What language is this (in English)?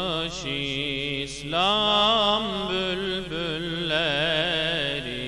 Turkish